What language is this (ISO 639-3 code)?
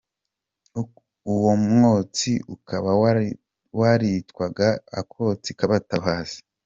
kin